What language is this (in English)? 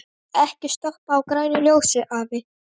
Icelandic